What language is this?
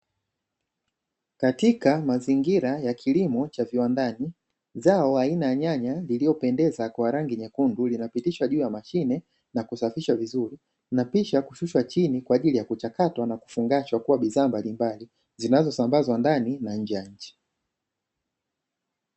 Swahili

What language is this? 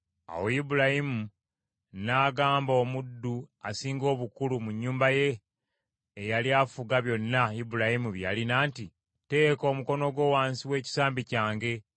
Ganda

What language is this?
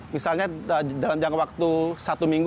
Indonesian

